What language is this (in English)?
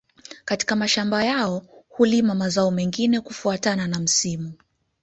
Swahili